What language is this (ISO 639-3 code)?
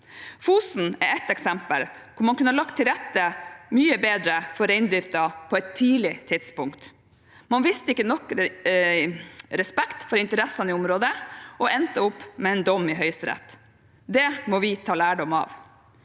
nor